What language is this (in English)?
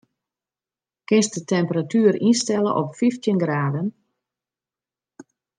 Western Frisian